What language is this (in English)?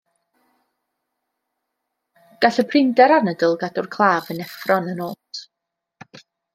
Welsh